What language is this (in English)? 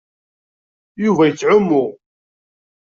Kabyle